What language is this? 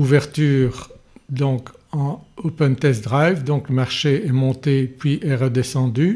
French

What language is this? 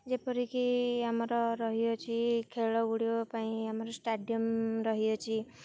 Odia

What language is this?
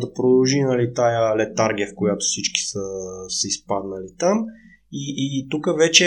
Bulgarian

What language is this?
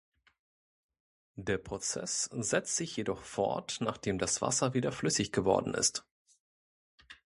German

